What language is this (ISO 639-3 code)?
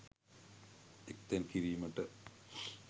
sin